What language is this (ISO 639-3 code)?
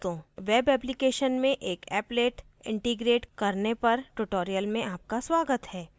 hin